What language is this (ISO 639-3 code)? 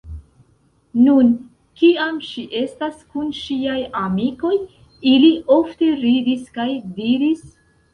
epo